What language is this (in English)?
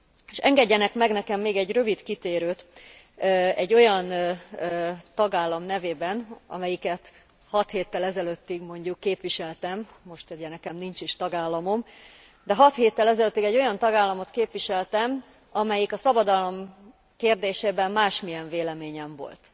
Hungarian